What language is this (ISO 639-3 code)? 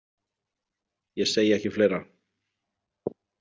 isl